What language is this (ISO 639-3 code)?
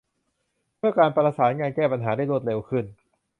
tha